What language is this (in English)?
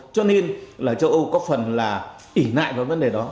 Vietnamese